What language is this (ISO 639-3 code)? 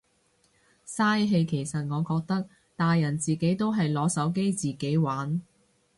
yue